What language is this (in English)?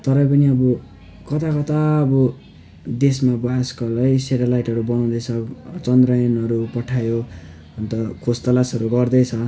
Nepali